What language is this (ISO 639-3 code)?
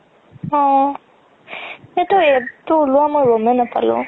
asm